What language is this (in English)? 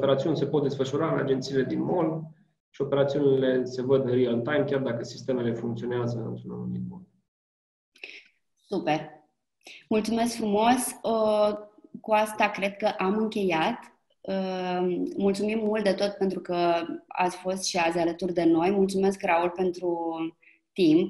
Romanian